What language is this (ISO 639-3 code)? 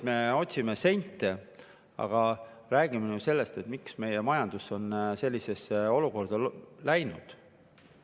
est